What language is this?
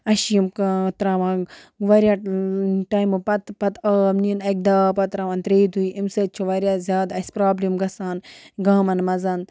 Kashmiri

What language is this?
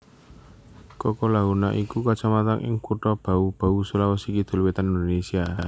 Javanese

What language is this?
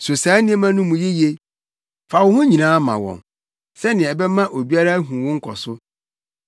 Akan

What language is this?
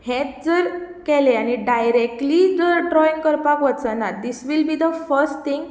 Konkani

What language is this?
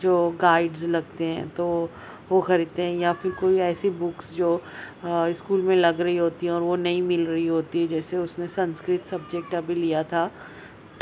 Urdu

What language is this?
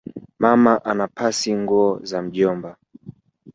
Swahili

